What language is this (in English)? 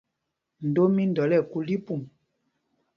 Mpumpong